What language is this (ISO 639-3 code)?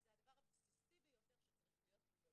heb